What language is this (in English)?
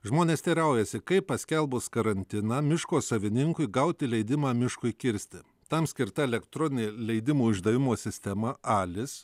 Lithuanian